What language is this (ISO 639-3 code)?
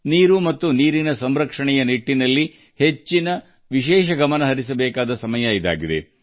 kan